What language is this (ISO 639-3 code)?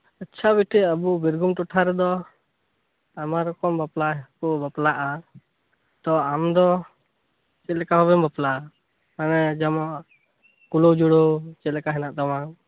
sat